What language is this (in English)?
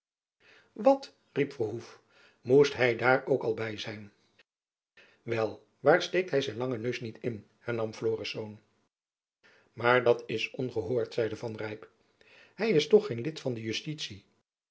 Dutch